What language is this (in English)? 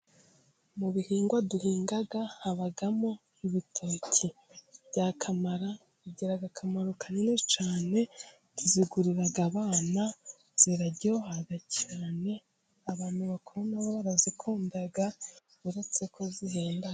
Kinyarwanda